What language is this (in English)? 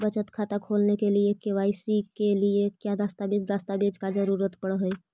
Magahi